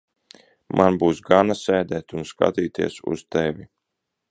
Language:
Latvian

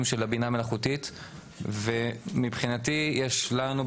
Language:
Hebrew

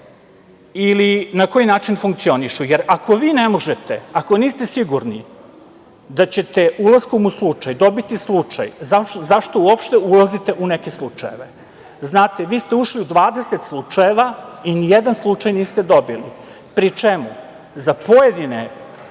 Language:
Serbian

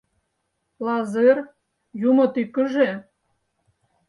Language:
Mari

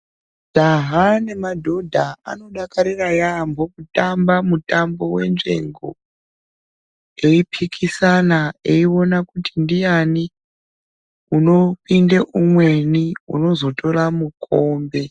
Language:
Ndau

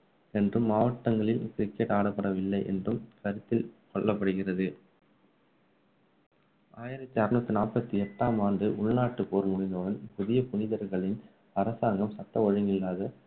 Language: Tamil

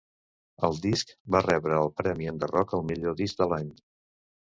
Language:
Catalan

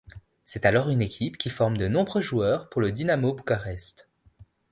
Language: French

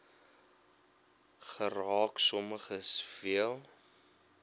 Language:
Afrikaans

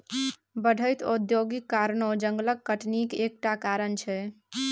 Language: Maithili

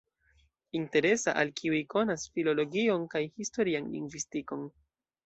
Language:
Esperanto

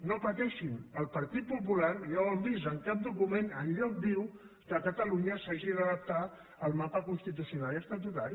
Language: Catalan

